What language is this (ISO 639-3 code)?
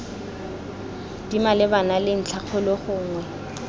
tsn